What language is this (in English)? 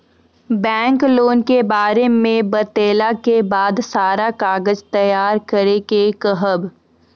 Maithili